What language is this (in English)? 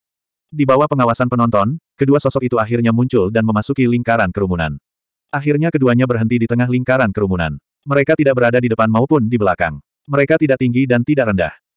Indonesian